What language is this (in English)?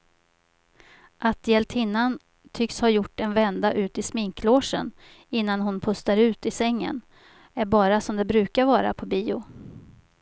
Swedish